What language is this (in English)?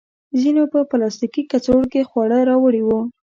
Pashto